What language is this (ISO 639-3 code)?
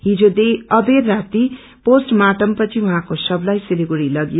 nep